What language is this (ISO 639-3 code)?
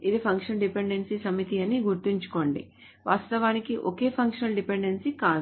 tel